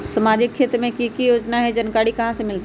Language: Magahi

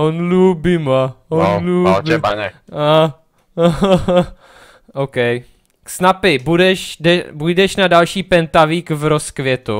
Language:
Czech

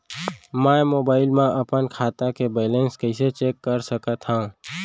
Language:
Chhattisgarhi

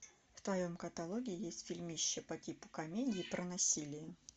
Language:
Russian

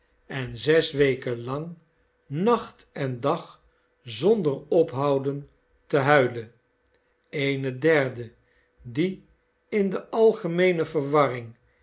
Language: Dutch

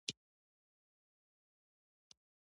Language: Pashto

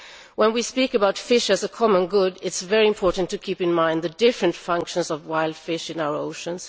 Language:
English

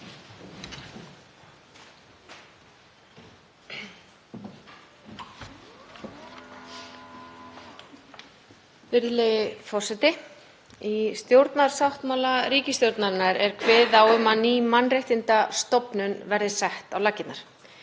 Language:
Icelandic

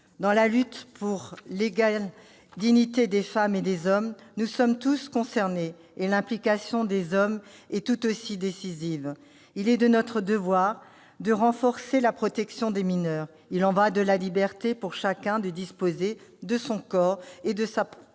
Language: French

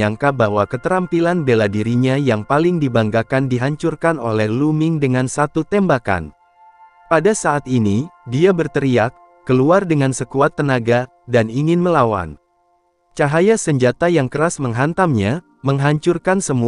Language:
Indonesian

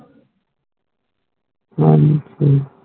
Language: Punjabi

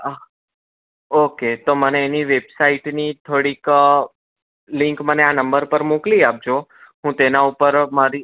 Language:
Gujarati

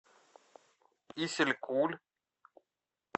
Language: Russian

